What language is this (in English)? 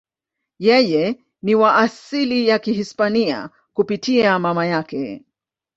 Swahili